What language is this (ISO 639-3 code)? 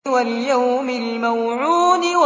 ara